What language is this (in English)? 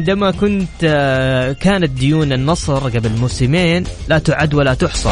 Arabic